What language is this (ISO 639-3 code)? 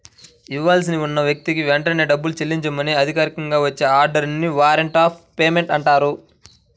tel